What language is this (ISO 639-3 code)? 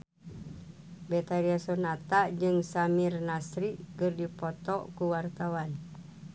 sun